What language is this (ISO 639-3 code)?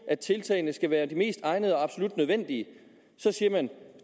dan